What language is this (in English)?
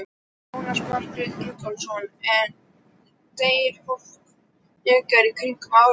Icelandic